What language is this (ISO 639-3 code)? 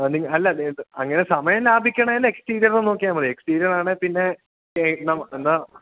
mal